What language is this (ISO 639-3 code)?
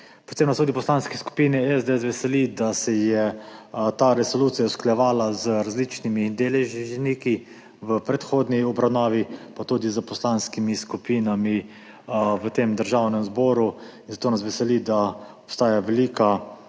slv